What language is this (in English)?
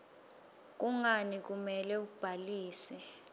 Swati